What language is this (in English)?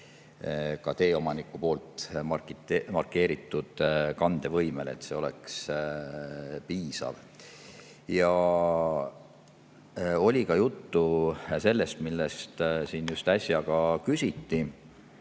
Estonian